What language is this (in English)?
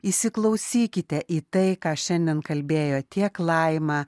Lithuanian